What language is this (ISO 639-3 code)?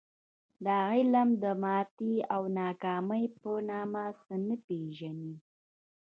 pus